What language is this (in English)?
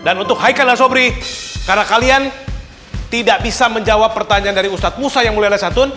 Indonesian